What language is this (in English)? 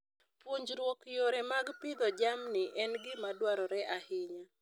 Luo (Kenya and Tanzania)